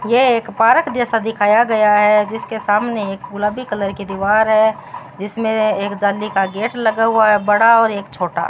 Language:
Hindi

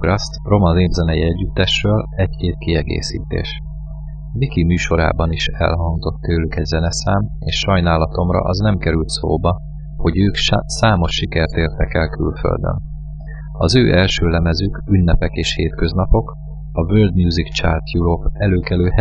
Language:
Hungarian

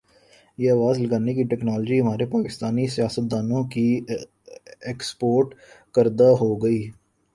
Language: Urdu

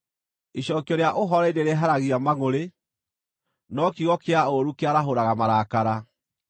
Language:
Kikuyu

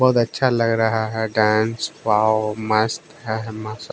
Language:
Hindi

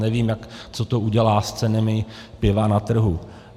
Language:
Czech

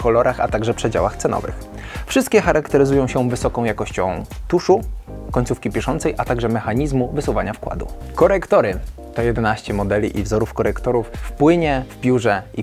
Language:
Polish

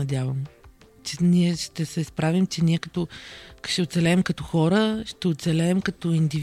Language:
Bulgarian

